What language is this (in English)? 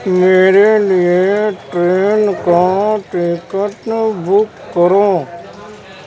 Urdu